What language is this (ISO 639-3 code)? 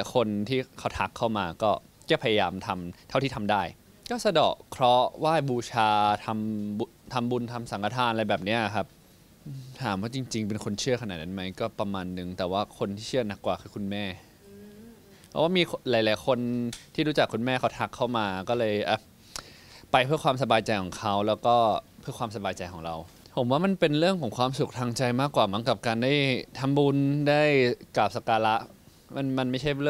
tha